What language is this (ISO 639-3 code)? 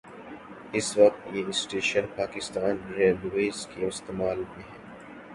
urd